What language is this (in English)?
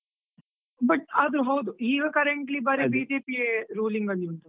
Kannada